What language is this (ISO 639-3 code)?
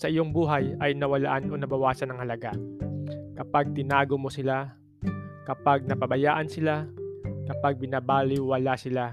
fil